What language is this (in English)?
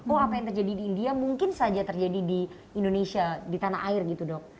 Indonesian